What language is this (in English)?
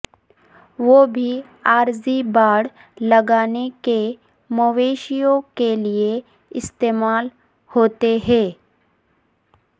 Urdu